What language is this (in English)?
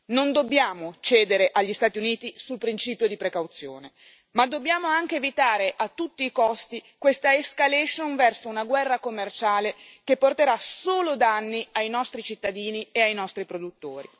Italian